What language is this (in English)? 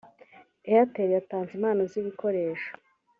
Kinyarwanda